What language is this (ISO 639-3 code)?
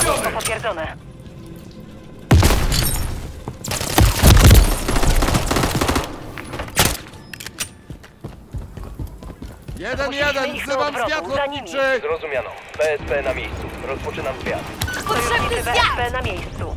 pol